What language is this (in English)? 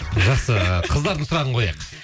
Kazakh